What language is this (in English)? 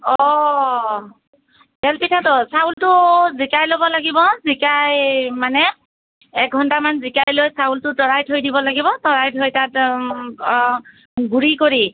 Assamese